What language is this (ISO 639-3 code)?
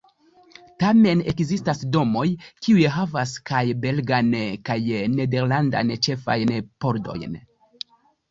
epo